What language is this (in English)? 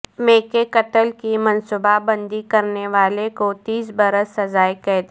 Urdu